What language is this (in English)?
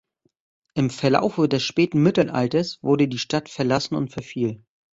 German